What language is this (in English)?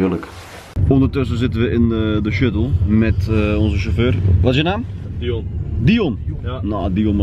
Dutch